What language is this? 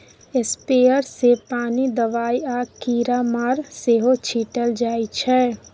Maithili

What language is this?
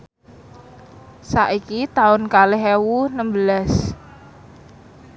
Javanese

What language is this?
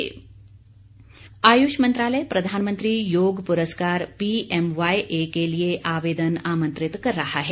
Hindi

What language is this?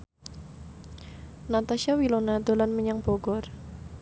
Javanese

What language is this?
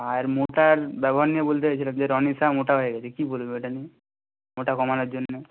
Bangla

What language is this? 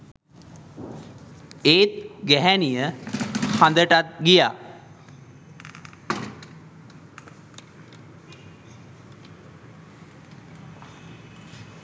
Sinhala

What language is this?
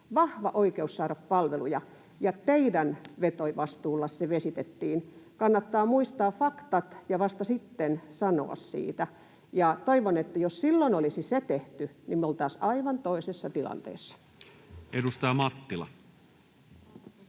Finnish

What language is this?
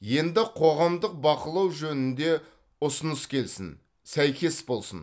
Kazakh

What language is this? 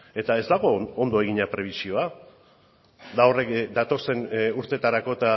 Basque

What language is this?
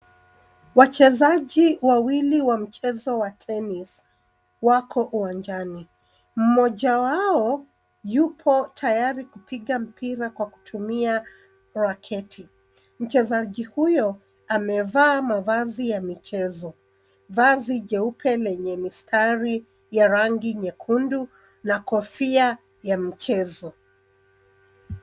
Swahili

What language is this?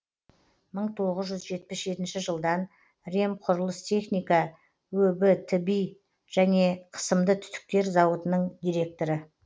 Kazakh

